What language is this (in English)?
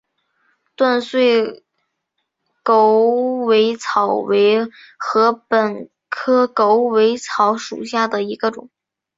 Chinese